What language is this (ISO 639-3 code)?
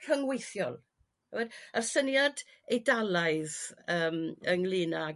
cym